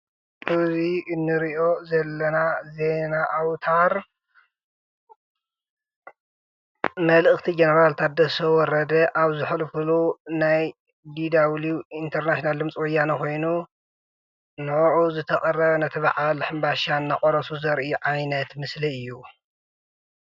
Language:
Tigrinya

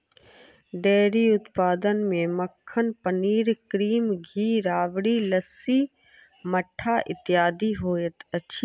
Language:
Maithili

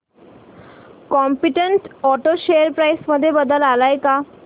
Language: Marathi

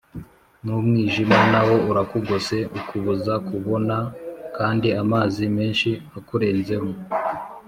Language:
Kinyarwanda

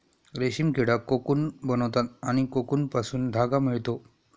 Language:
Marathi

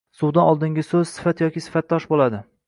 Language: Uzbek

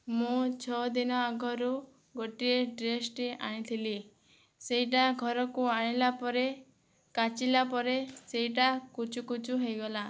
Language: Odia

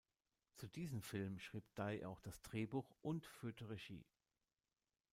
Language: German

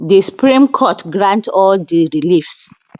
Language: Nigerian Pidgin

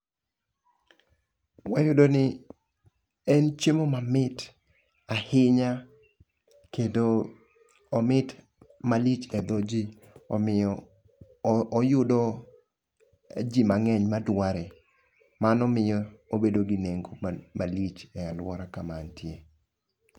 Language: Luo (Kenya and Tanzania)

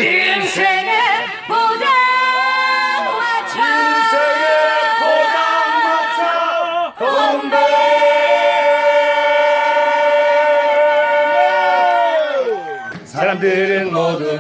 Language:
Korean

